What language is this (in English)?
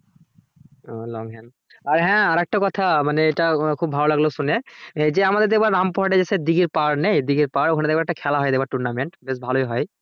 Bangla